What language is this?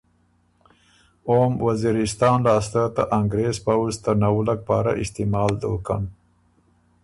Ormuri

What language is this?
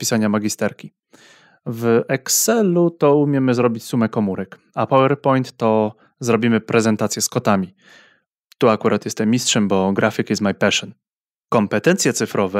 Polish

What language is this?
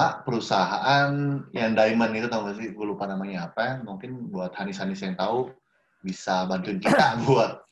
Indonesian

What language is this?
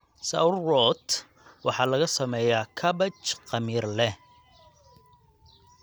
Somali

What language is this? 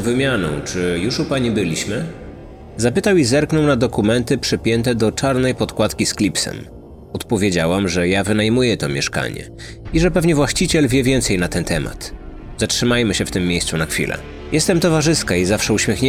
Polish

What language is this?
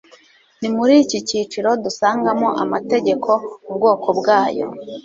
Kinyarwanda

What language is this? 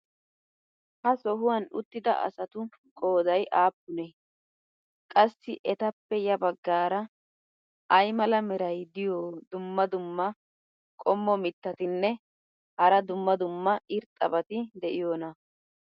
Wolaytta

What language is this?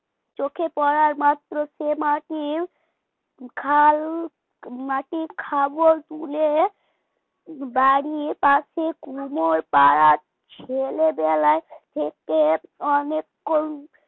Bangla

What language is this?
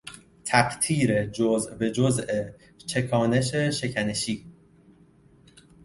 Persian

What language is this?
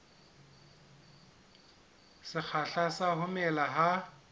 Southern Sotho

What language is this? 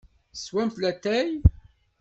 Kabyle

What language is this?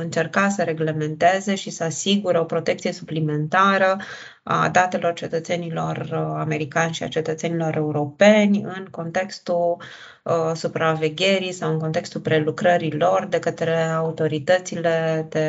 Romanian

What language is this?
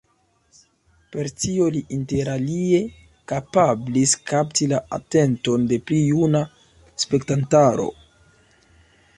Esperanto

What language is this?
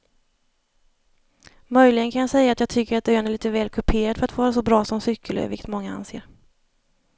Swedish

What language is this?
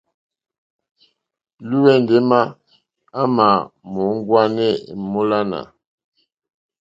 Mokpwe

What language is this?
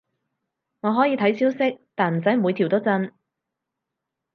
Cantonese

